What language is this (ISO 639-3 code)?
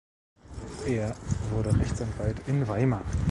deu